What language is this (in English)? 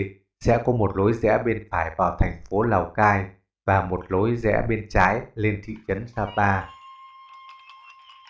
Vietnamese